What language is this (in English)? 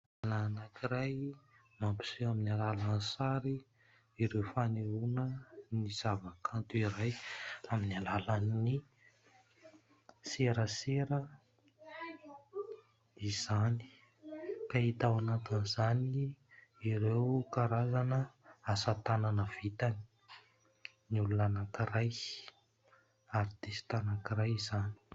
Malagasy